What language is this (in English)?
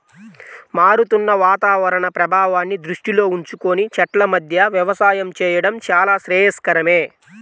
Telugu